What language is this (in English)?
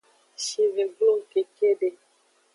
Aja (Benin)